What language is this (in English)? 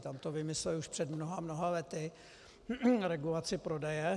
Czech